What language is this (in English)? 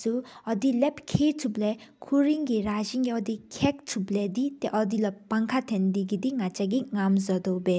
Sikkimese